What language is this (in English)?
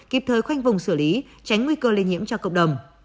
Vietnamese